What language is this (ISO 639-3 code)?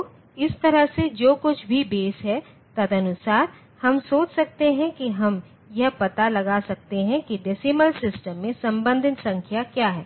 hin